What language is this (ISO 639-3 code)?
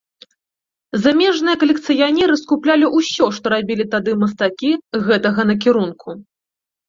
bel